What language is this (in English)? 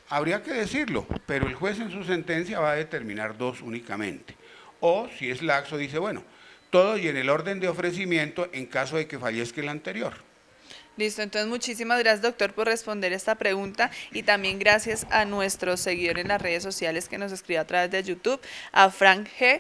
Spanish